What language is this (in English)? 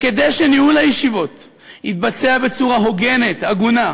Hebrew